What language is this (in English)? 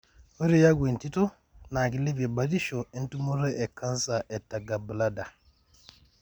Masai